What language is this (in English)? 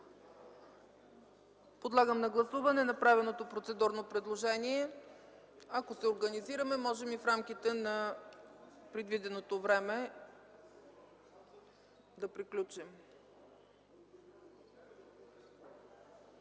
Bulgarian